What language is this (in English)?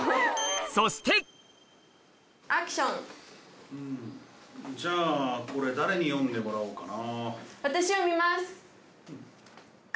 Japanese